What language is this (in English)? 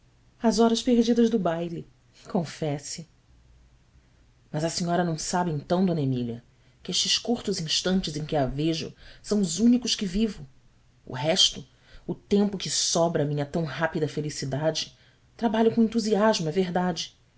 Portuguese